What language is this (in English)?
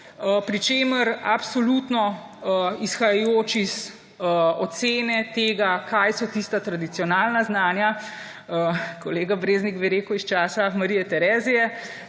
Slovenian